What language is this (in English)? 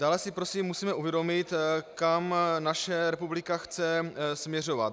Czech